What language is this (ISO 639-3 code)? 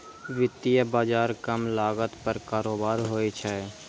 mai